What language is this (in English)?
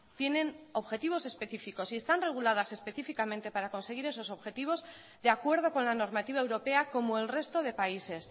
Spanish